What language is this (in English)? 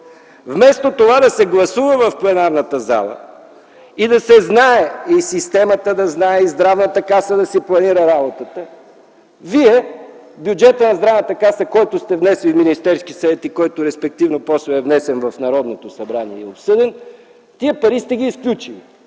Bulgarian